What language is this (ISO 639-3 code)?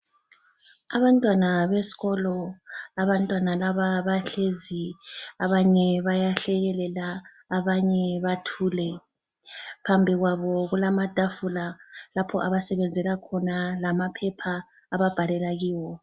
nde